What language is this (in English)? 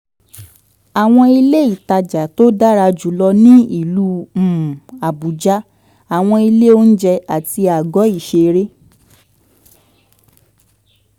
Yoruba